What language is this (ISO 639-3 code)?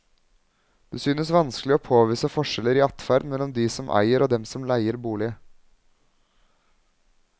nor